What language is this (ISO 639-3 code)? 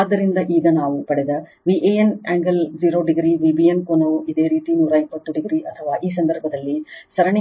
kan